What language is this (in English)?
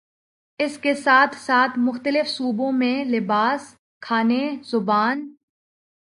Urdu